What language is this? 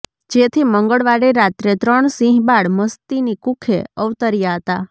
Gujarati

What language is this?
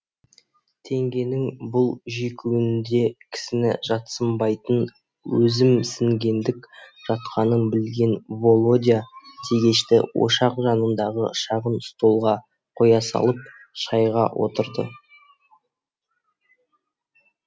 Kazakh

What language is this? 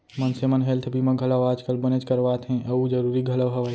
Chhattisgarhi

